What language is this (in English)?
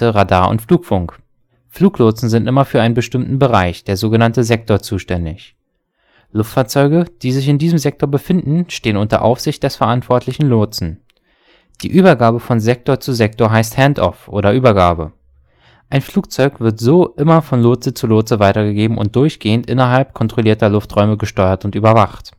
German